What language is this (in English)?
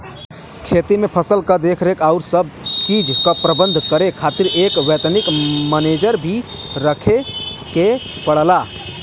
Bhojpuri